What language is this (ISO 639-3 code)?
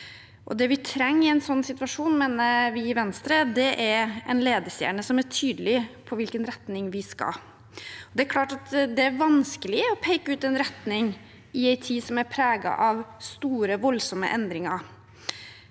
nor